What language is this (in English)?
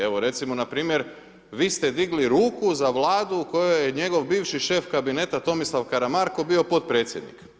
Croatian